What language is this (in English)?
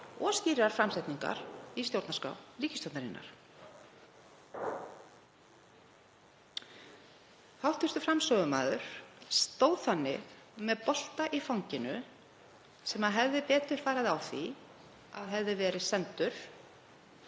Icelandic